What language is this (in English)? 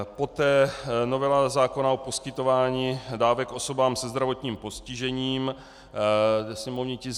Czech